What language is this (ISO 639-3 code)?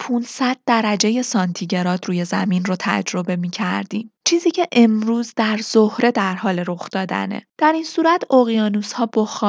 fas